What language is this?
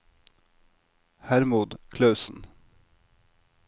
Norwegian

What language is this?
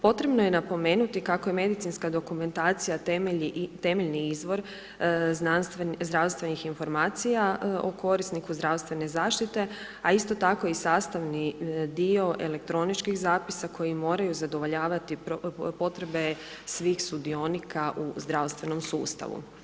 Croatian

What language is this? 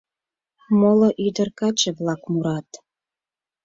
Mari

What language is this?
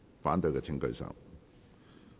Cantonese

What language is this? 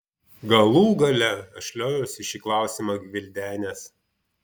Lithuanian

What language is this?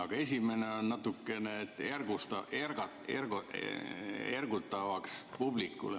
Estonian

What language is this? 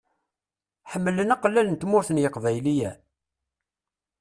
Kabyle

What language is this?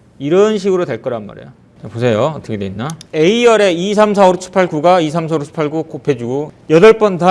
Korean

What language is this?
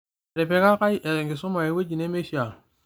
Masai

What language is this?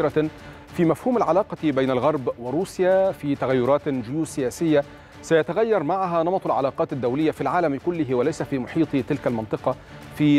Arabic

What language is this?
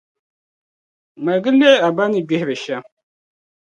Dagbani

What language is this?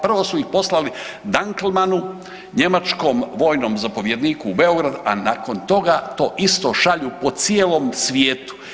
Croatian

